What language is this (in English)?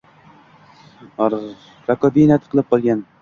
Uzbek